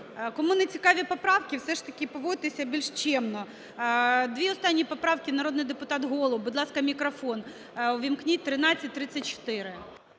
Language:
Ukrainian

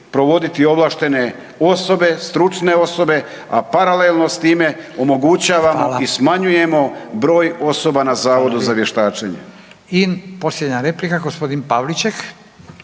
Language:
Croatian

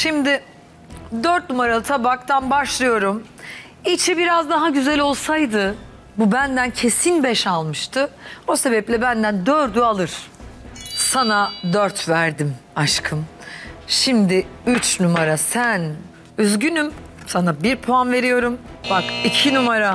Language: Turkish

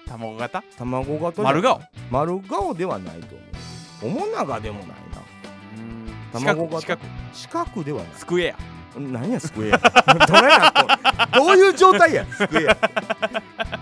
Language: Japanese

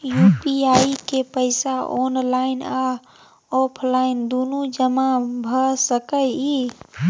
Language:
Maithili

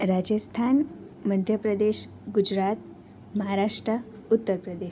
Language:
Gujarati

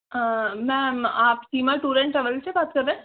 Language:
Sindhi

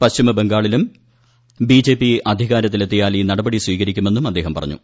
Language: Malayalam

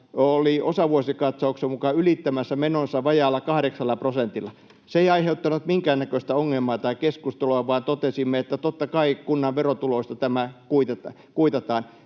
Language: Finnish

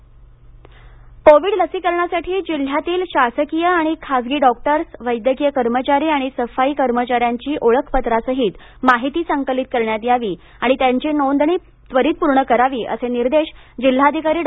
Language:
Marathi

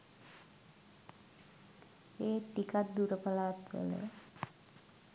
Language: Sinhala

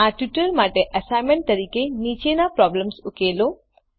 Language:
Gujarati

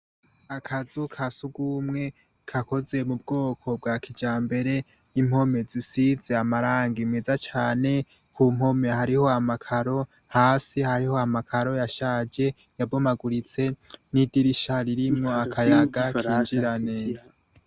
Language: Rundi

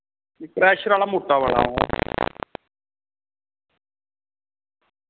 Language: Dogri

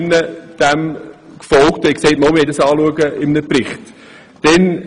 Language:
Swiss German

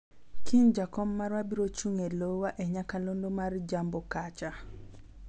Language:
Luo (Kenya and Tanzania)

